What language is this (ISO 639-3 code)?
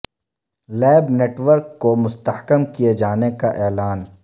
urd